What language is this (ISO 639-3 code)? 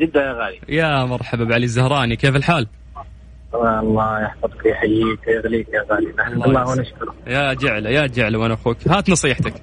ara